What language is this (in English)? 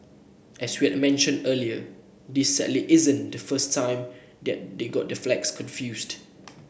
English